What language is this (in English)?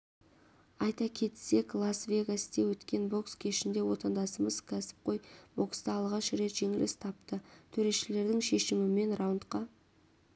Kazakh